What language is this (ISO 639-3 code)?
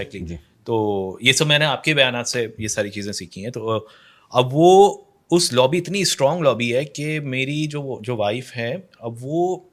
urd